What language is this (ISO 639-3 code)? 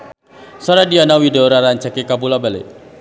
sun